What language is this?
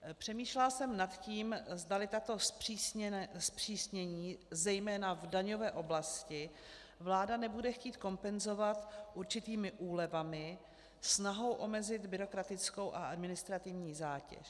Czech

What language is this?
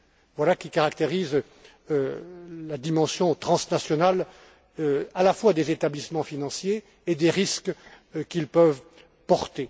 French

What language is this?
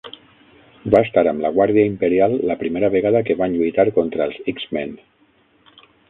Catalan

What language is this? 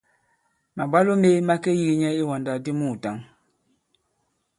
Bankon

